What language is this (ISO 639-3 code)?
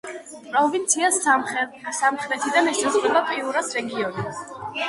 kat